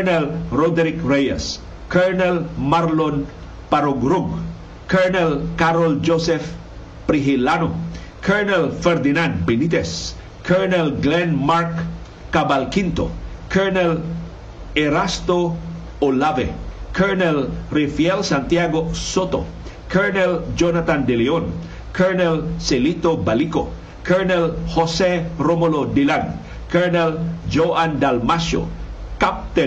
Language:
Filipino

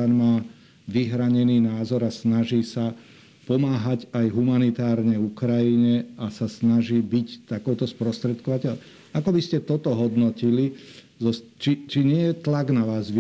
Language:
Slovak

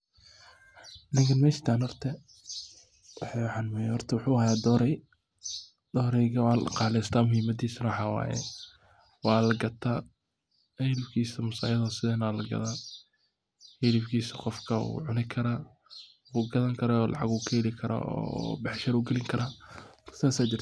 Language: Somali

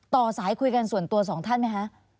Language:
Thai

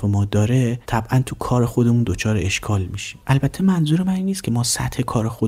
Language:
Persian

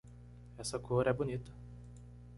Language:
Portuguese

